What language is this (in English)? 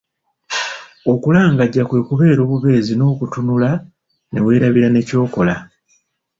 Ganda